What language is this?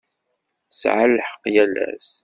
Kabyle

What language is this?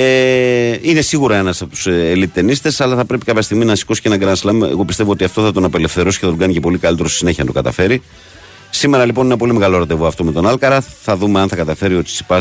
Greek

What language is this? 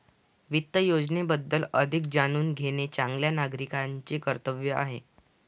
Marathi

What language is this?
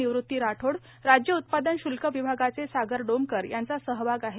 Marathi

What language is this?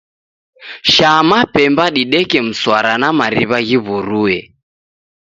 Taita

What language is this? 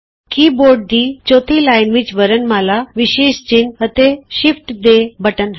Punjabi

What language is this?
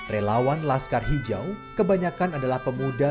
Indonesian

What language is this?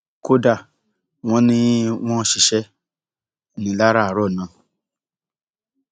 Yoruba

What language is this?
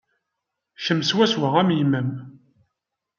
Kabyle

